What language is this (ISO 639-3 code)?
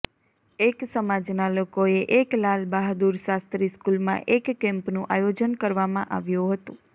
guj